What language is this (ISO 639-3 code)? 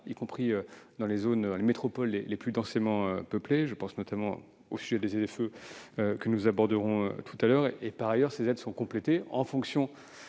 fra